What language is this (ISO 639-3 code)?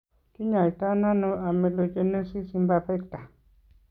kln